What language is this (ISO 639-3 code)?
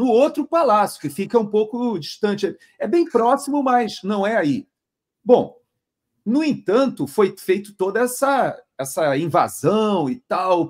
por